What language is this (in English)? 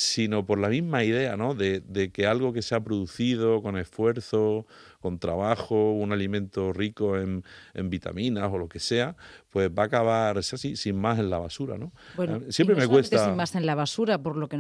Spanish